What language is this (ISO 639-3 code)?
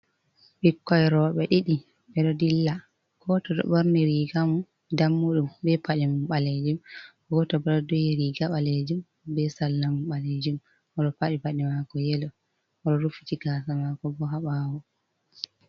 ful